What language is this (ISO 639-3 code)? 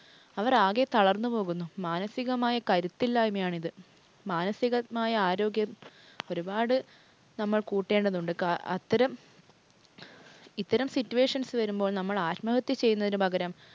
mal